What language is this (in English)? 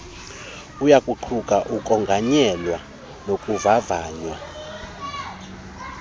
Xhosa